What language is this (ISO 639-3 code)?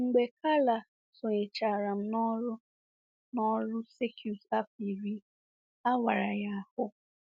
ibo